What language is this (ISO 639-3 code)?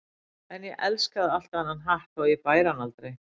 isl